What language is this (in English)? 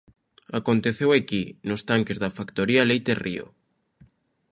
Galician